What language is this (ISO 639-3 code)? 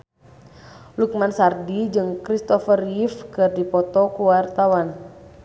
sun